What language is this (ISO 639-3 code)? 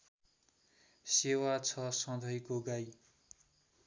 nep